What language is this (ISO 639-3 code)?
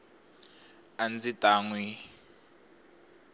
tso